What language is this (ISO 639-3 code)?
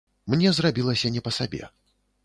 bel